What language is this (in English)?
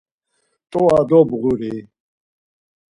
Laz